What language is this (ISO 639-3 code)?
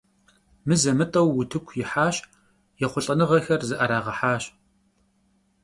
kbd